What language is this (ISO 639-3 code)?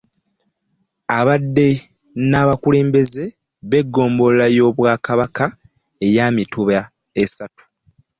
lug